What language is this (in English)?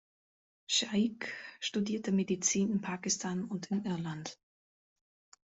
German